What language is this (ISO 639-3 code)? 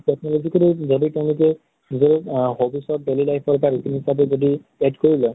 asm